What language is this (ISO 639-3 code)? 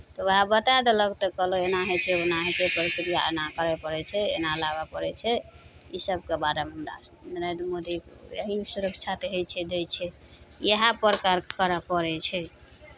mai